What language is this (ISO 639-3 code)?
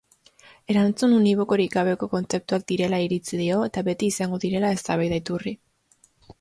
eus